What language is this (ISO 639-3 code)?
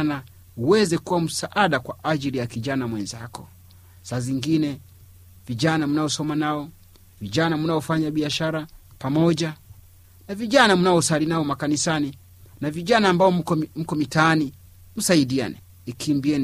swa